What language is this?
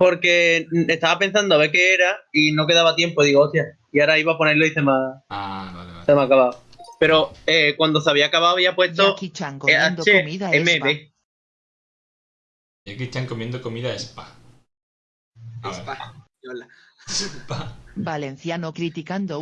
Spanish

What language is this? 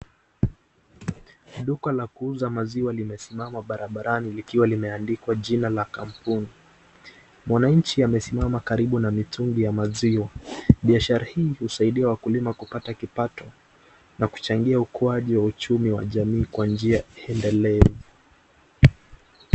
Swahili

